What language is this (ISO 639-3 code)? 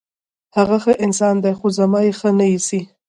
pus